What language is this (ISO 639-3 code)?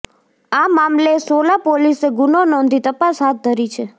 guj